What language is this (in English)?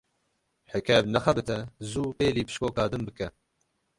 Kurdish